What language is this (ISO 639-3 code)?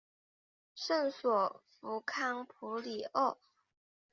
zho